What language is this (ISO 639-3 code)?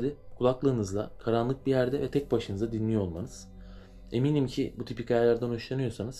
tur